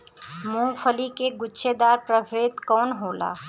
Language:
Bhojpuri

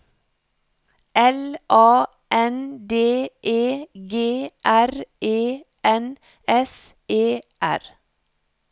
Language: Norwegian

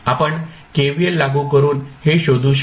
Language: Marathi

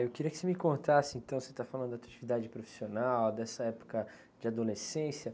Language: Portuguese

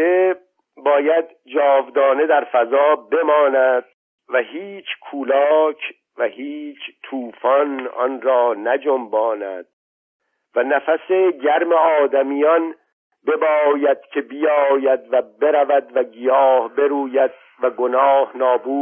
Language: Persian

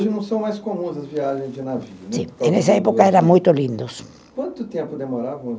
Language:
Portuguese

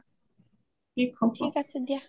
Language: Assamese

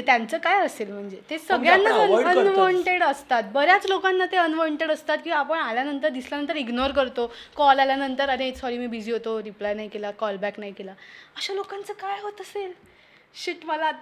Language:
Marathi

